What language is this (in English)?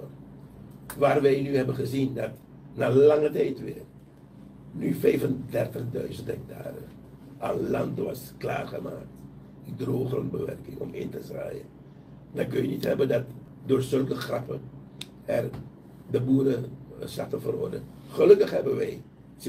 Dutch